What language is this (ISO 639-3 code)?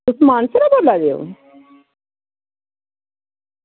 doi